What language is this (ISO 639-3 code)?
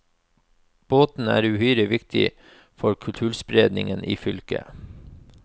nor